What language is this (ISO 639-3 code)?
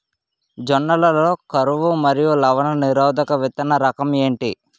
tel